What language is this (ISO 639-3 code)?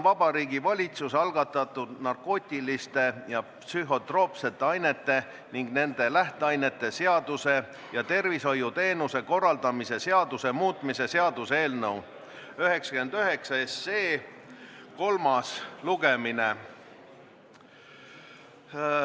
est